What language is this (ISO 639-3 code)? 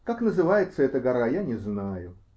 rus